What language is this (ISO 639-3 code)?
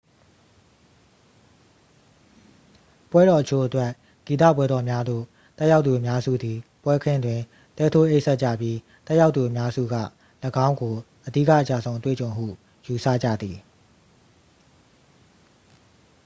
mya